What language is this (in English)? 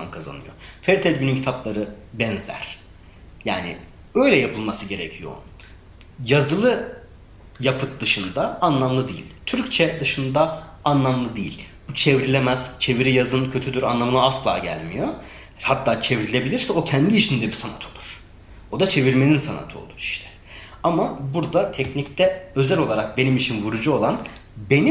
Turkish